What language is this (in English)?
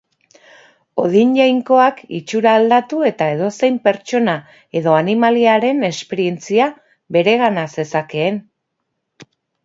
Basque